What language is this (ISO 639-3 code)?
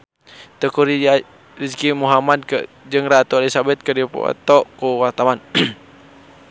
sun